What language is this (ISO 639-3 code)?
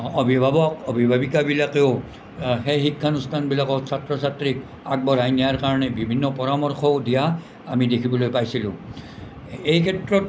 asm